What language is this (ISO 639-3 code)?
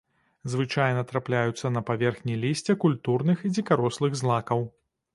bel